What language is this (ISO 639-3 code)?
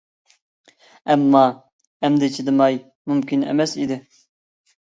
uig